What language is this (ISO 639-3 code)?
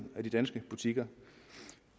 dan